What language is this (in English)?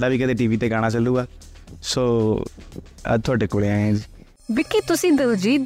Punjabi